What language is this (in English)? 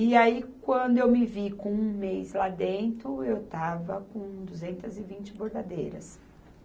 Portuguese